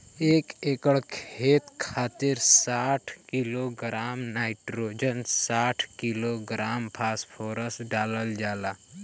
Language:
Bhojpuri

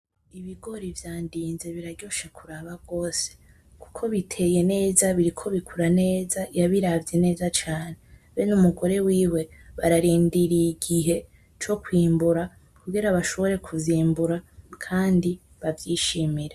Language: Rundi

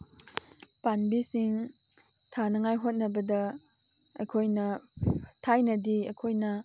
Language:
Manipuri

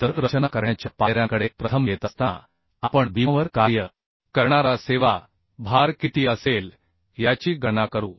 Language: Marathi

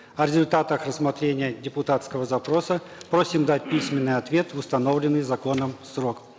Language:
Kazakh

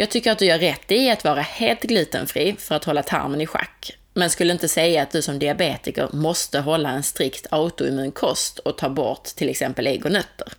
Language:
Swedish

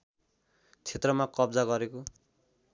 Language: Nepali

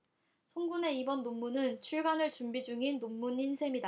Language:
Korean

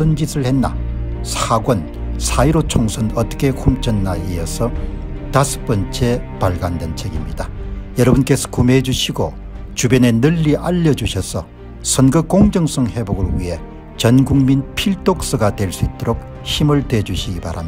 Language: Korean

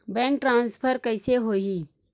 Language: Chhattisgarhi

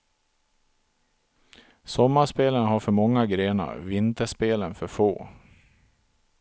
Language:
Swedish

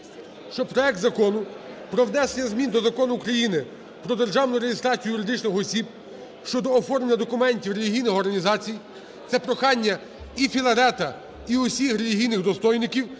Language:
Ukrainian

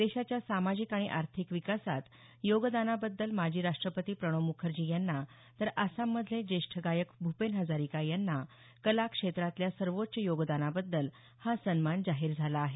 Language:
Marathi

